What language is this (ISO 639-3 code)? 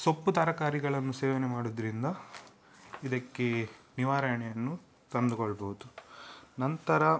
kan